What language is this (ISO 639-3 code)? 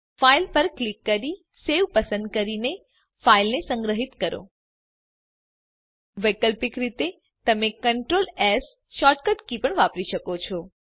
guj